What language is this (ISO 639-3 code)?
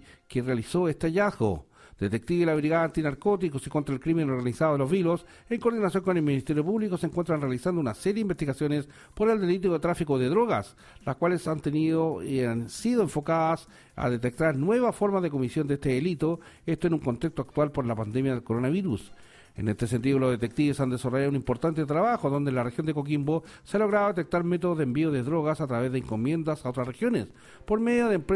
spa